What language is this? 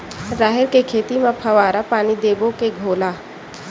Chhattisgarhi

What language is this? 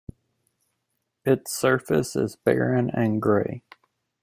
English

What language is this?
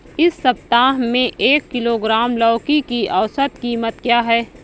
Hindi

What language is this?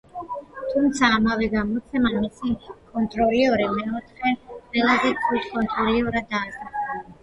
Georgian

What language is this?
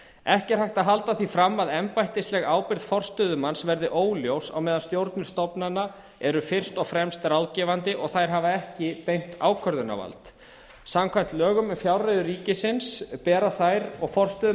Icelandic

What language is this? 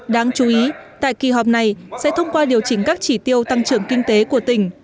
Vietnamese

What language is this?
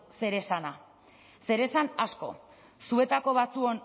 Basque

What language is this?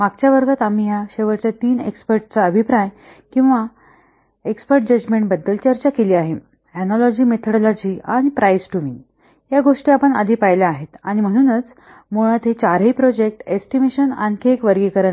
Marathi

